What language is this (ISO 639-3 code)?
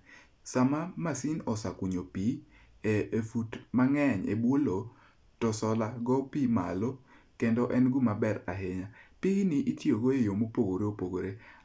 luo